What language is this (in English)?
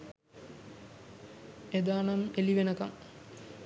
Sinhala